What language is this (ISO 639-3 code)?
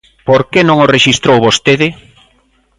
glg